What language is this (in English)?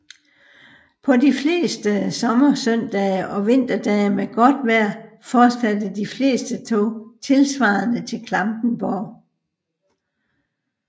Danish